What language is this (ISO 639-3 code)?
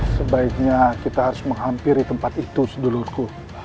ind